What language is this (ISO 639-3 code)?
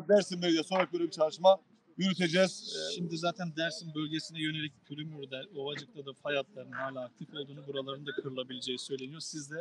tur